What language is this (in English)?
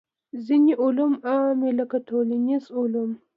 Pashto